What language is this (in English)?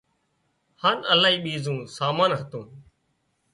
Wadiyara Koli